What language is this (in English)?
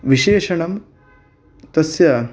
Sanskrit